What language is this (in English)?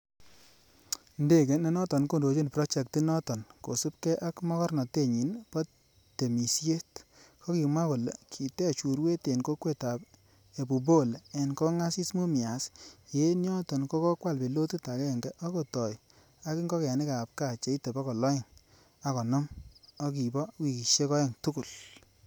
Kalenjin